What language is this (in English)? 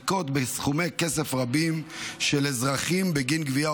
Hebrew